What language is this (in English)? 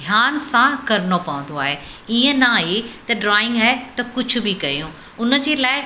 Sindhi